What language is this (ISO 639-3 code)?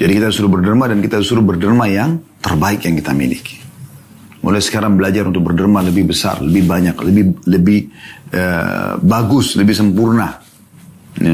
ind